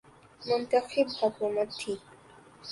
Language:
Urdu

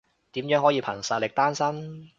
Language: Cantonese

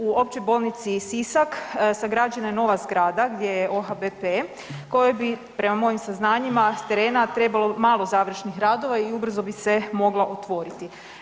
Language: Croatian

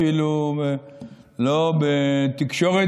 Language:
Hebrew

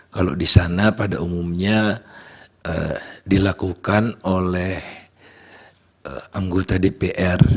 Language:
Indonesian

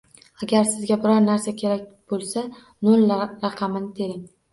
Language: Uzbek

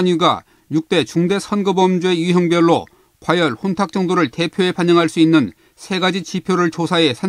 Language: Korean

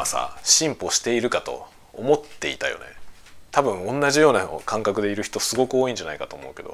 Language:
Japanese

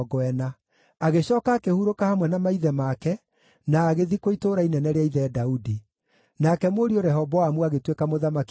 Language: Kikuyu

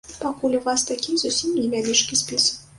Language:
Belarusian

